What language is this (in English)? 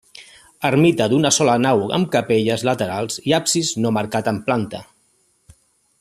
Catalan